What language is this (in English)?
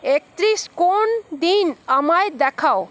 Bangla